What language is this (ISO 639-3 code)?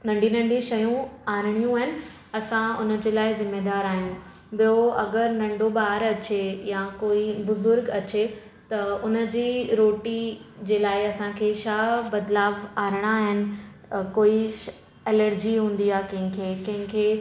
snd